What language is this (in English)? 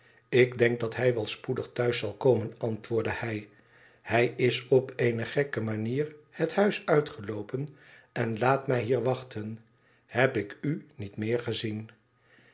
Dutch